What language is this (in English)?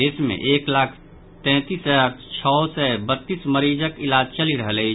Maithili